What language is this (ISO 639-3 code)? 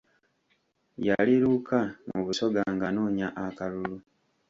lug